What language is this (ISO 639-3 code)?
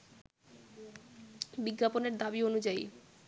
ben